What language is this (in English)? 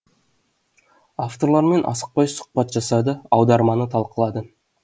Kazakh